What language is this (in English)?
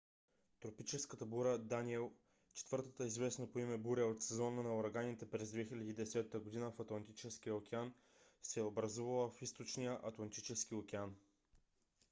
Bulgarian